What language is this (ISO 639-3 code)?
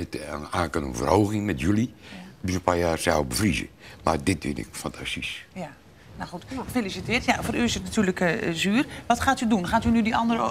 nld